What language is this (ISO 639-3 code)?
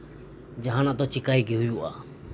sat